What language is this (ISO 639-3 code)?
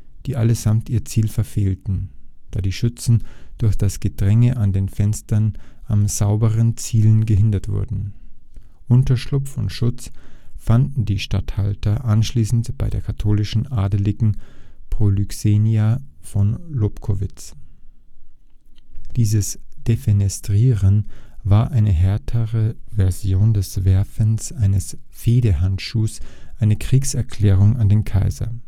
deu